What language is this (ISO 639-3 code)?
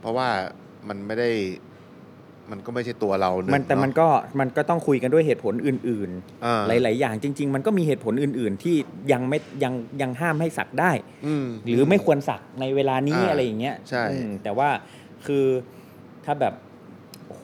tha